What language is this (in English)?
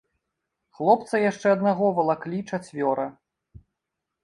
Belarusian